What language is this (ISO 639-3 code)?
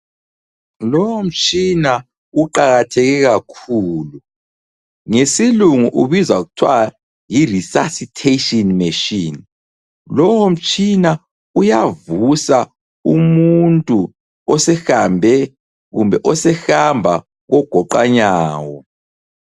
nde